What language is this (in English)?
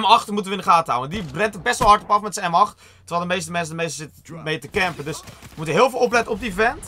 Dutch